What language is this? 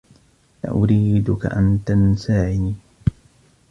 Arabic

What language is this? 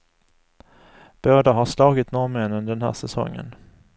Swedish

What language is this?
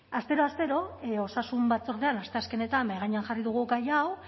Basque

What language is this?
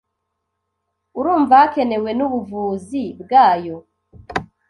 Kinyarwanda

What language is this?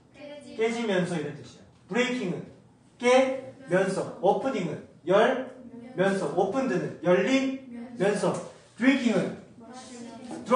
Korean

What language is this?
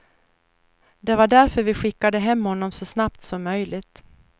Swedish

